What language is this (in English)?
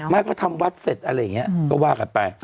Thai